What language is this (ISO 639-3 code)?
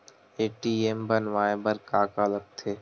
hne